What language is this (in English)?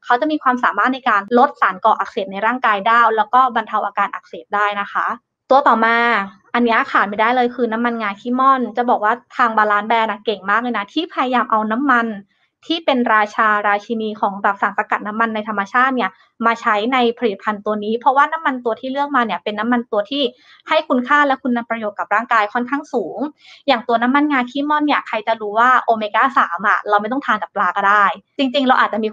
Thai